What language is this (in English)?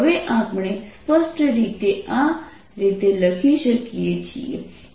Gujarati